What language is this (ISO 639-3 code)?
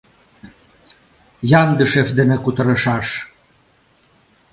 chm